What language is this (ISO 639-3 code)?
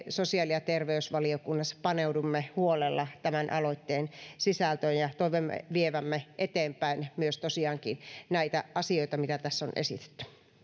fin